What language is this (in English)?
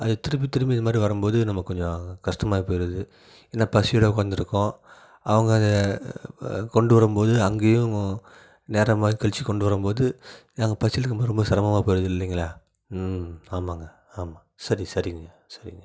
Tamil